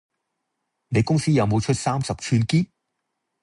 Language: Cantonese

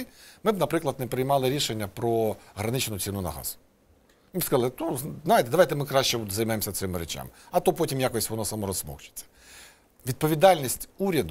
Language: Ukrainian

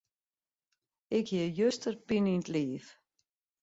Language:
Western Frisian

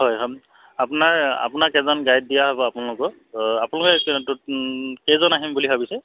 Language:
Assamese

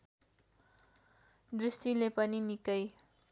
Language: Nepali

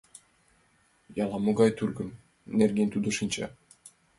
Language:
Mari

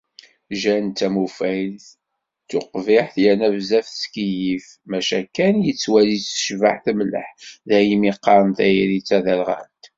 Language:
Kabyle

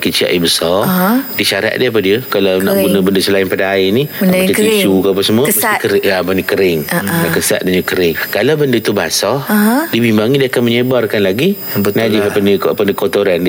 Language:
Malay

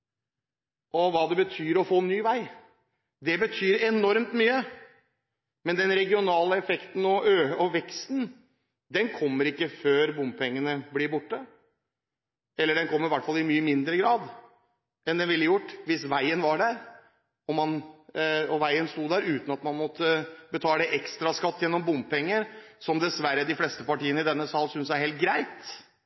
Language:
Norwegian Bokmål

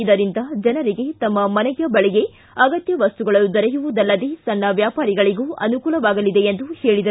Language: Kannada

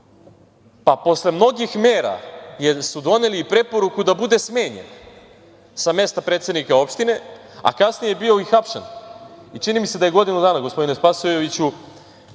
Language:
Serbian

